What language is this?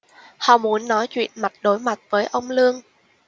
Vietnamese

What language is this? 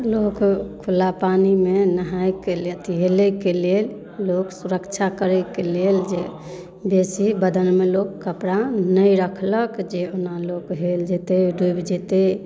Maithili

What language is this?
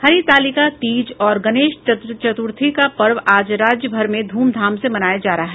Hindi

